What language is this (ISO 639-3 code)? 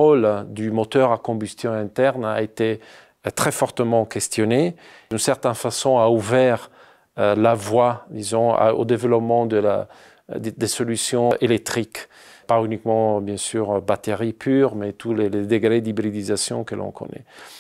fra